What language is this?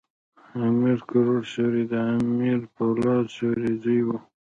Pashto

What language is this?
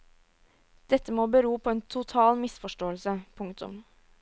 Norwegian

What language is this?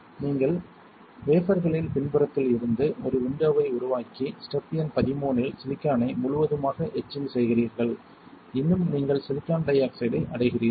Tamil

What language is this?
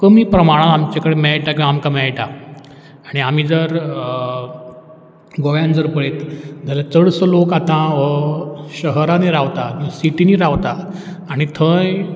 Konkani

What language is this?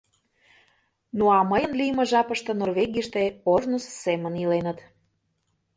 Mari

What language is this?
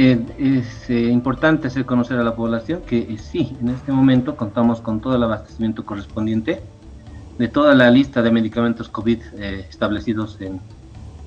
Spanish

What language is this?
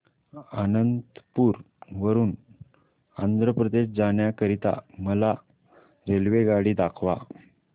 Marathi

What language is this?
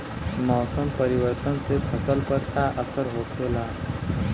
Bhojpuri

